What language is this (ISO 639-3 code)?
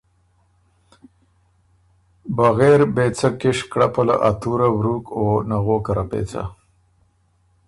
oru